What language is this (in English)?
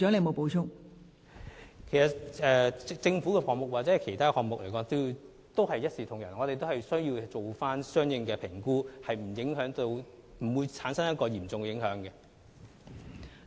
Cantonese